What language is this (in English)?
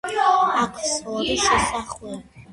Georgian